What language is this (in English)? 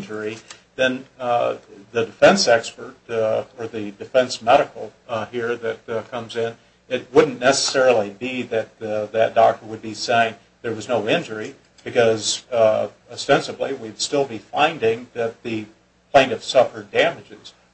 English